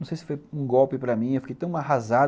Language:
Portuguese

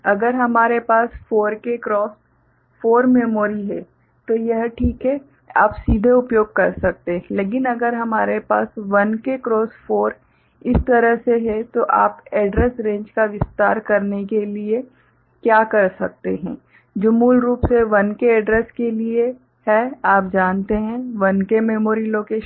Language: Hindi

